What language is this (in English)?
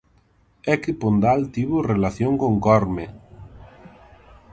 Galician